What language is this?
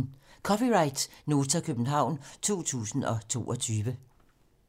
Danish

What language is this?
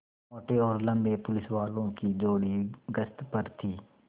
Hindi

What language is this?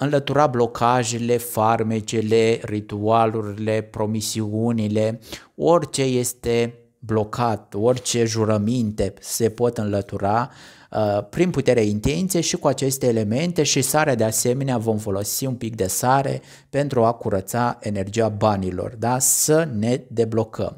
Romanian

